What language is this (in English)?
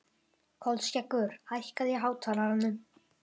Icelandic